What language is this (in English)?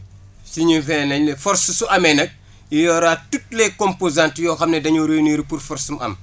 Wolof